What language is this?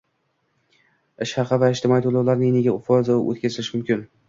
Uzbek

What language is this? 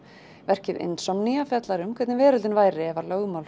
Icelandic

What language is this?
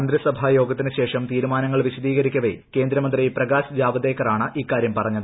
Malayalam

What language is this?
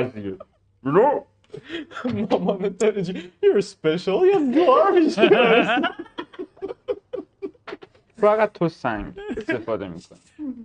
Persian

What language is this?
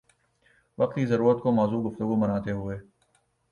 Urdu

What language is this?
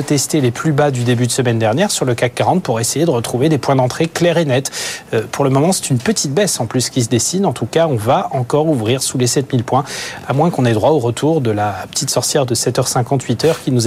French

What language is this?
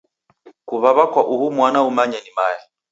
Taita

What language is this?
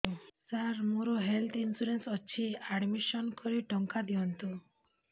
Odia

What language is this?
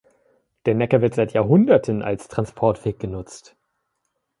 German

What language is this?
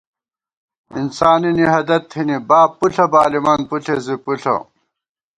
Gawar-Bati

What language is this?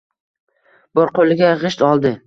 Uzbek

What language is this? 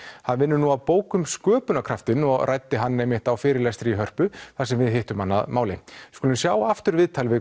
Icelandic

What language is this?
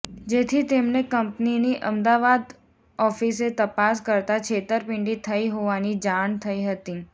Gujarati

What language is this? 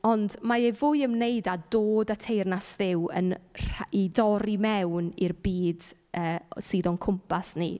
Welsh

